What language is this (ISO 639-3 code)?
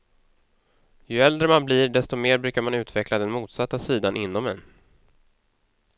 swe